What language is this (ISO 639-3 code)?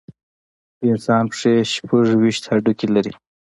pus